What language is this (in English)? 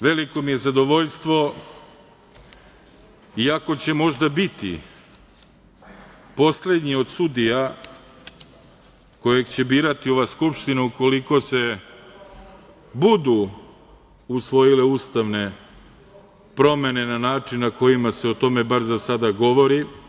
Serbian